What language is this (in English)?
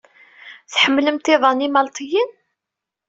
Kabyle